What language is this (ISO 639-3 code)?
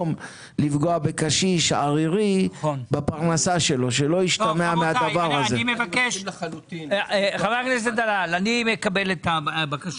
heb